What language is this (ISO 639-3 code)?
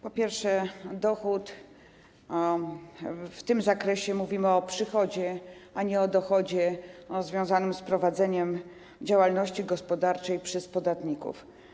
pol